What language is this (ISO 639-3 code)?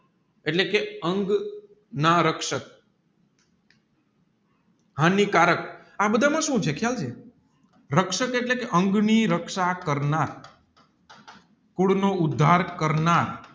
guj